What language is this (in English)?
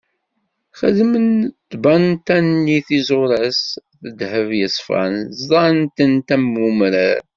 Kabyle